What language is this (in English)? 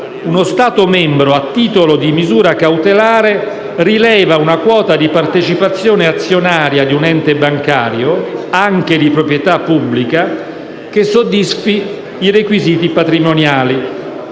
Italian